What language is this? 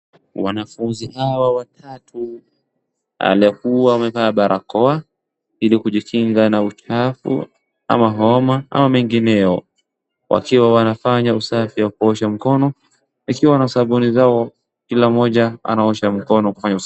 Swahili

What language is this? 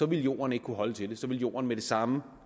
Danish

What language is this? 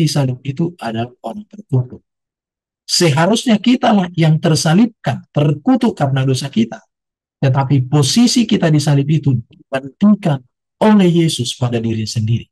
Indonesian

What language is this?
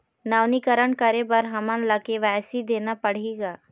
Chhattisgarhi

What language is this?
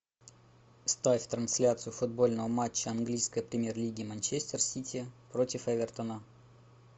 Russian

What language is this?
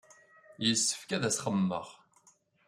Kabyle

